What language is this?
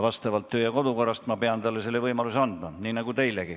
Estonian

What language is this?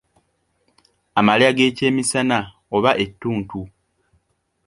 Ganda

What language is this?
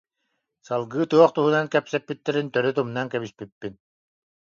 Yakut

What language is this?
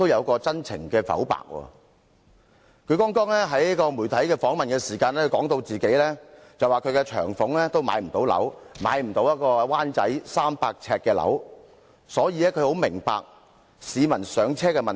Cantonese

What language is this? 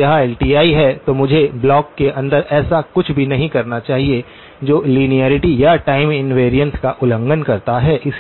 Hindi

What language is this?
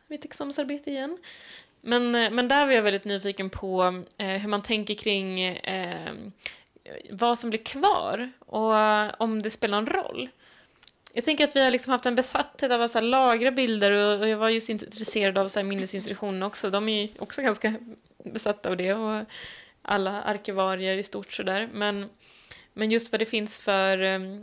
Swedish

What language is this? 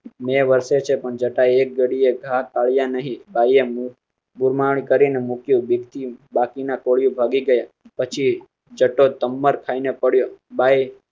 Gujarati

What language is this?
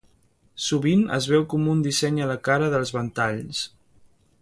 Catalan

